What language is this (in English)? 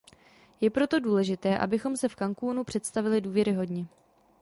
Czech